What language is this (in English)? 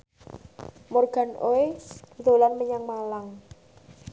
Javanese